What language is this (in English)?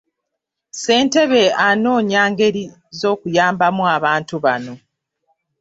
Ganda